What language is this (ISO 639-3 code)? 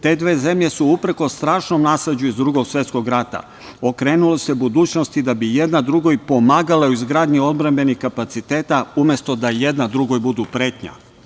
srp